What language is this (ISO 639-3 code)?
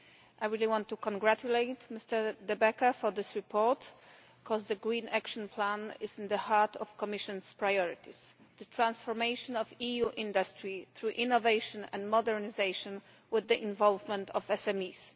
eng